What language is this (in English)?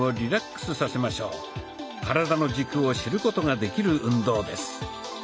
Japanese